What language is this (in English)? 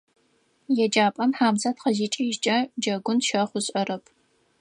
Adyghe